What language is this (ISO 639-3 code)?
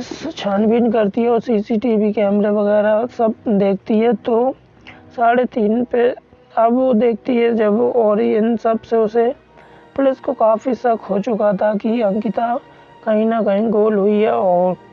hin